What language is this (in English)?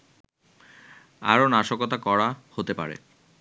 Bangla